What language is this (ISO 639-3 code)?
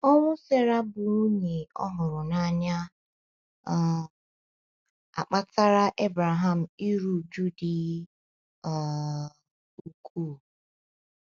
ibo